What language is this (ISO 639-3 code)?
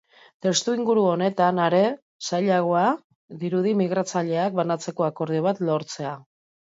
eus